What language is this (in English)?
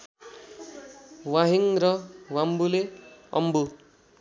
Nepali